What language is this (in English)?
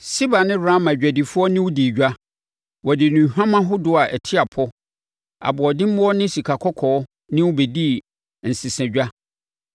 Akan